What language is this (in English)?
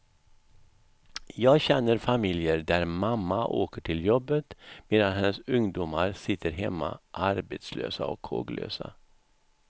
Swedish